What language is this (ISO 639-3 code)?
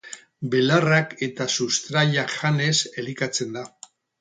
eus